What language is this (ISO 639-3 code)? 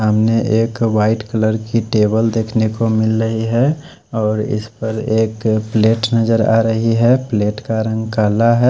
hin